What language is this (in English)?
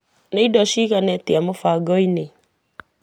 Kikuyu